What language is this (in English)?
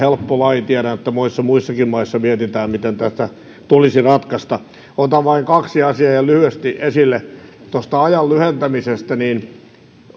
Finnish